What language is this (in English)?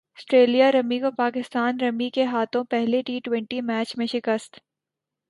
Urdu